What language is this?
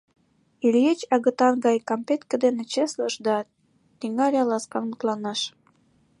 Mari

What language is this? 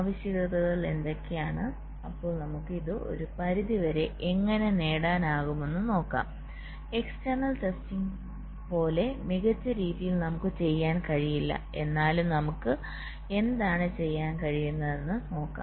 Malayalam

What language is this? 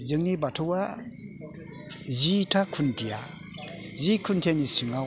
Bodo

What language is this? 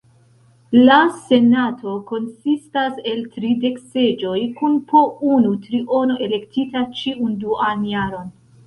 Esperanto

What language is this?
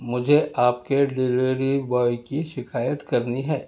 Urdu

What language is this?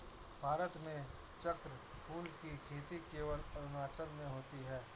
Hindi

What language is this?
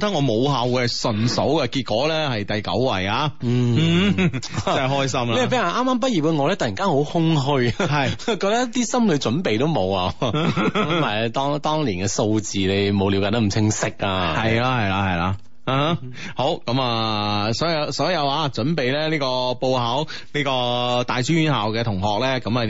Chinese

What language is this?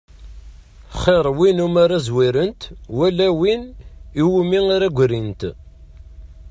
Kabyle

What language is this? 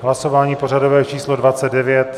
Czech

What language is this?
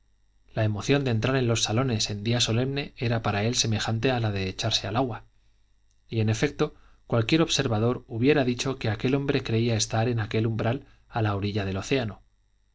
Spanish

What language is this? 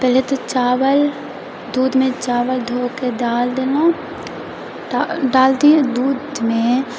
Maithili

